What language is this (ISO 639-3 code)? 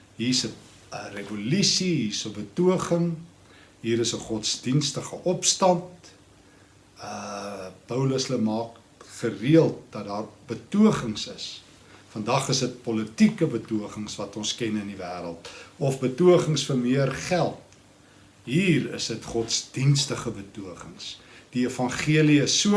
nld